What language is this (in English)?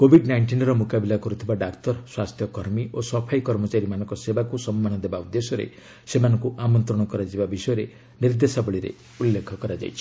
Odia